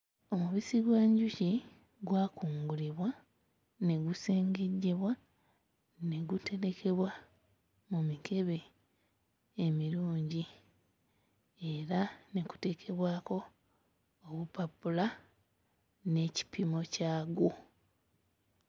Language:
Ganda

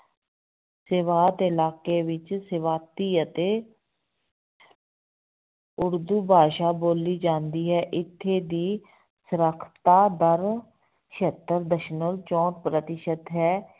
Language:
Punjabi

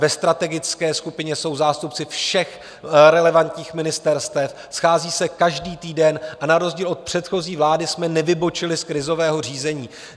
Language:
Czech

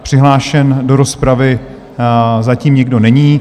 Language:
Czech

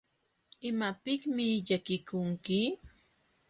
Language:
Jauja Wanca Quechua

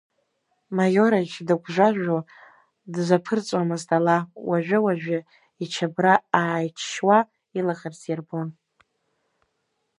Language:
Abkhazian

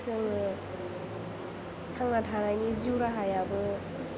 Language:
Bodo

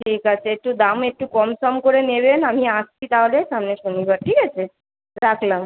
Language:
Bangla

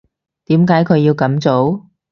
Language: Cantonese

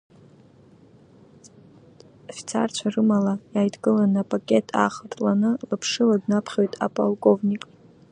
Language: Abkhazian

